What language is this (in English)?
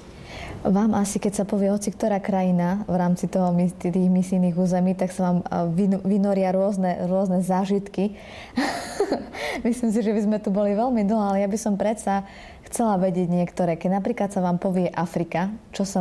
Slovak